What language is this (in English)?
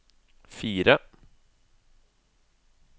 Norwegian